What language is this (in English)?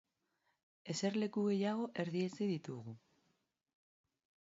Basque